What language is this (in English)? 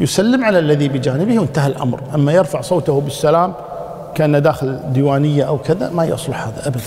Arabic